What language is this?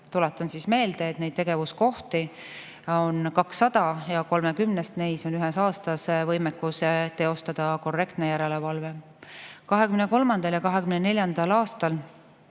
Estonian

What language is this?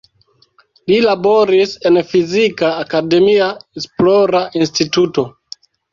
Esperanto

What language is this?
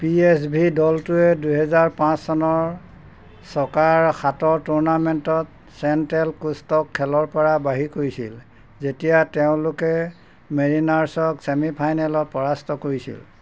Assamese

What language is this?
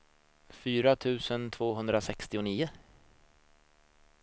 Swedish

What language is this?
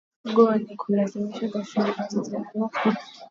Swahili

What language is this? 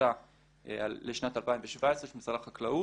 Hebrew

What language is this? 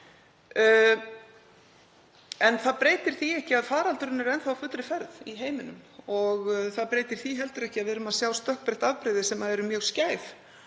Icelandic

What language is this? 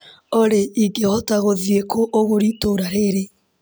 Kikuyu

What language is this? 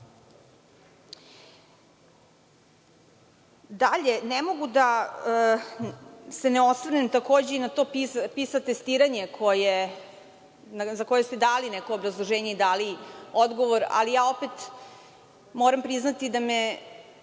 Serbian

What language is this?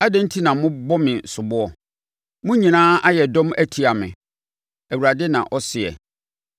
Akan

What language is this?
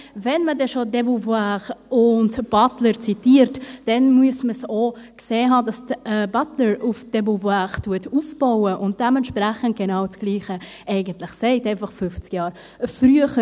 Swiss German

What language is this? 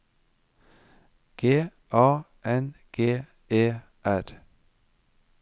Norwegian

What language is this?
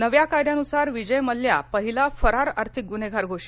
Marathi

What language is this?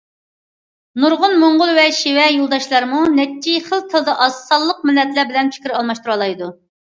Uyghur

